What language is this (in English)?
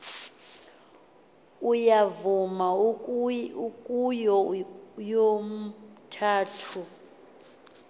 Xhosa